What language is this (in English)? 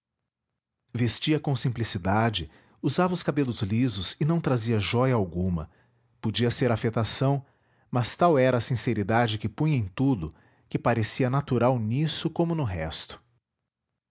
Portuguese